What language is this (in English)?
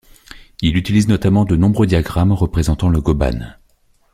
French